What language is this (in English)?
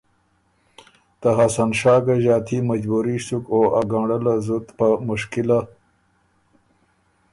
Ormuri